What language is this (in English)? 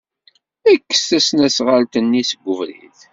Kabyle